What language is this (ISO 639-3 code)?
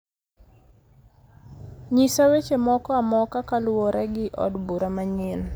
luo